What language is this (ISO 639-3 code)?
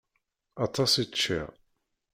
kab